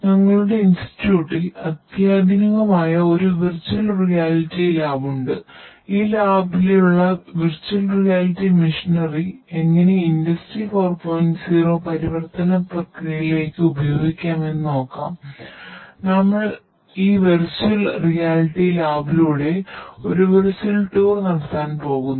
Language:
Malayalam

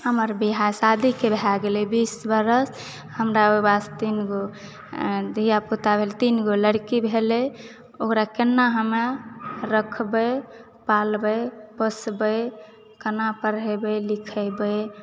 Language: Maithili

